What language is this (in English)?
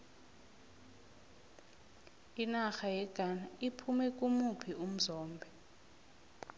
South Ndebele